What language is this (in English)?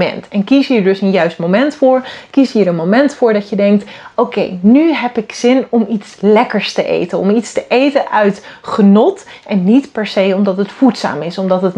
Dutch